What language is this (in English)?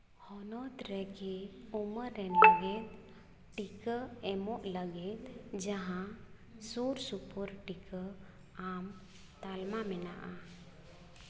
Santali